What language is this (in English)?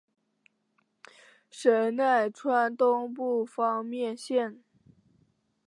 Chinese